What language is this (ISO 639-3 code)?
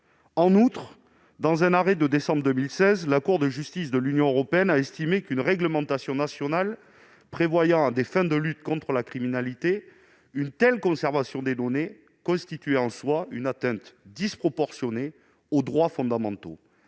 fra